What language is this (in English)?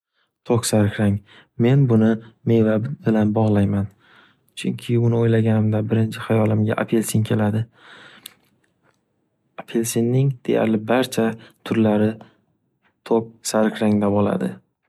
Uzbek